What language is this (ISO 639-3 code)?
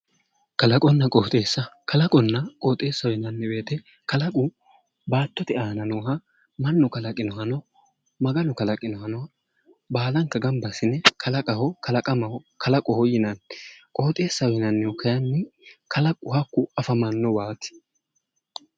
sid